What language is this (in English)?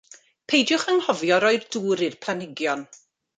Welsh